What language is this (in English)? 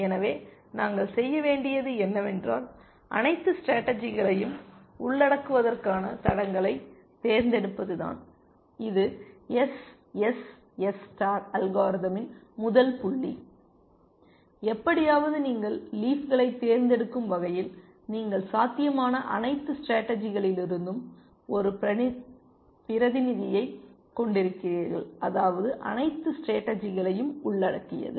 Tamil